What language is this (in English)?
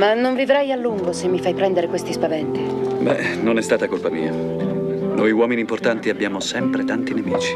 Italian